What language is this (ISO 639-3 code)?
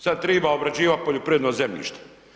hrv